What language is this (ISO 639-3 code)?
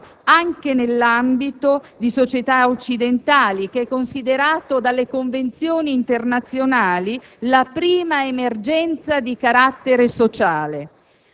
ita